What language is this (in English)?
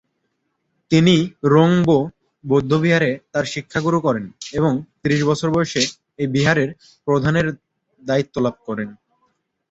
Bangla